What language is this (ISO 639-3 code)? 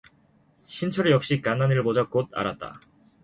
kor